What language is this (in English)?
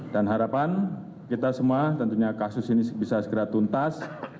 Indonesian